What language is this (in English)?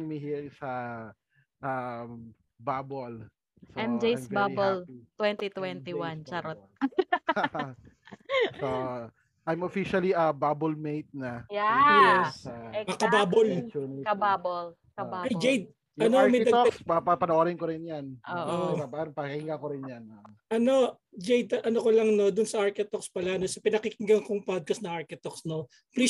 Filipino